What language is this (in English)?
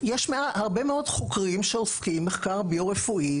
Hebrew